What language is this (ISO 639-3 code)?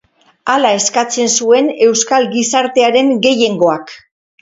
eus